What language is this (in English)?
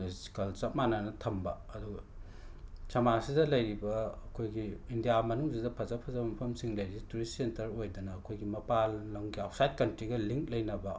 Manipuri